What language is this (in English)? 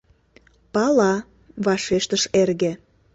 Mari